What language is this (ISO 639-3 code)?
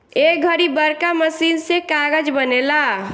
bho